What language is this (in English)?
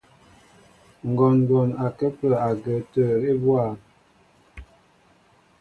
Mbo (Cameroon)